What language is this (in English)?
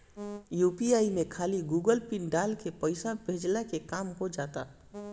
Bhojpuri